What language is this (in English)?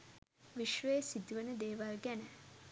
Sinhala